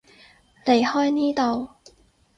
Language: Cantonese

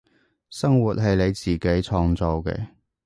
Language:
Cantonese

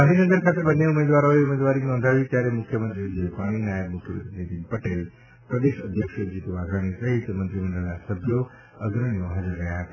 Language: Gujarati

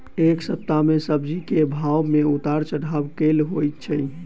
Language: Maithili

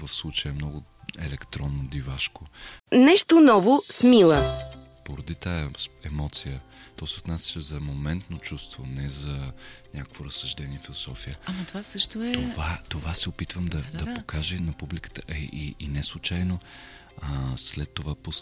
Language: Bulgarian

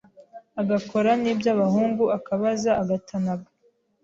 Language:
Kinyarwanda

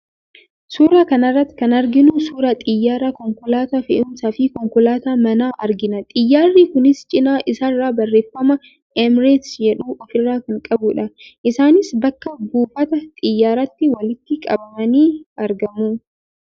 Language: Oromo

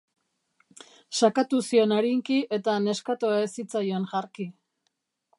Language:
Basque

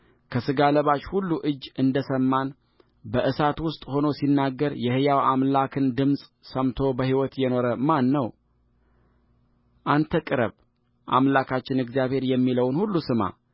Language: Amharic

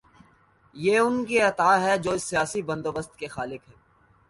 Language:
Urdu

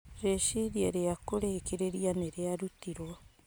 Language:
Kikuyu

